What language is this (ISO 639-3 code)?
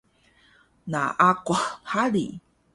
trv